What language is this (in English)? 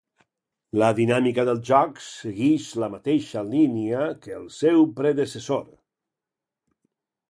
Catalan